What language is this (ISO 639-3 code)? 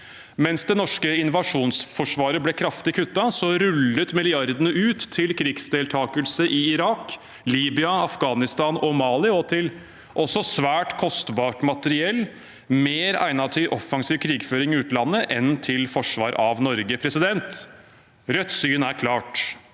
nor